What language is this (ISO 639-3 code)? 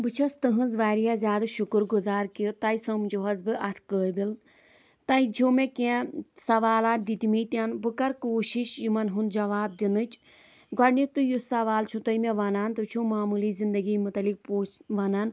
kas